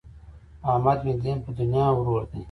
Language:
Pashto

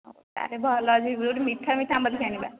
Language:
Odia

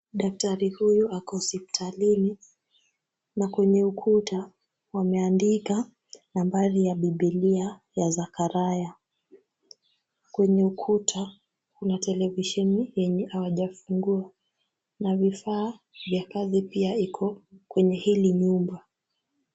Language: Swahili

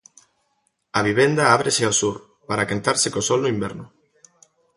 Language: Galician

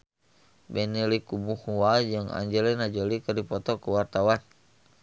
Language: Sundanese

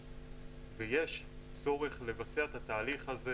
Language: Hebrew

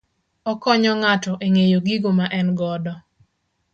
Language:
Luo (Kenya and Tanzania)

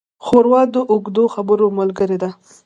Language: Pashto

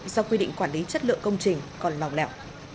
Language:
Vietnamese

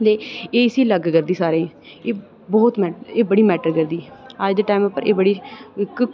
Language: Dogri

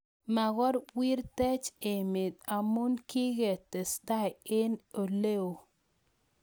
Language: Kalenjin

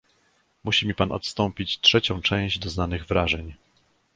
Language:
Polish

